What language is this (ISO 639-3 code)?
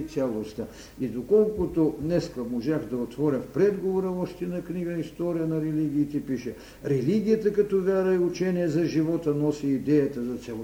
bul